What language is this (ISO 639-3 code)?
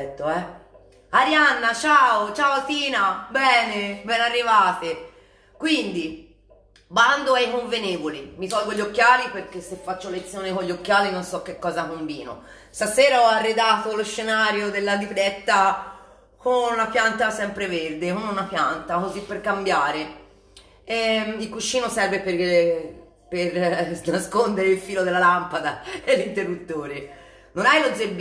ita